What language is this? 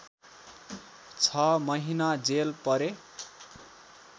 Nepali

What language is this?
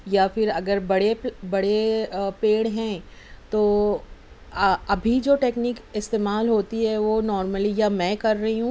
Urdu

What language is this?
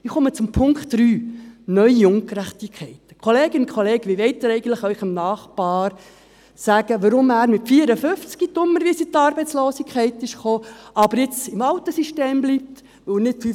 Swiss German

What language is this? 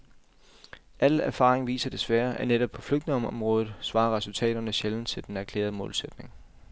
Danish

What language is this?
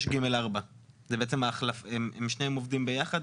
Hebrew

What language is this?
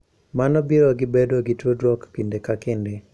Luo (Kenya and Tanzania)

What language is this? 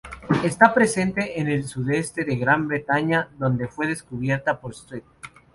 Spanish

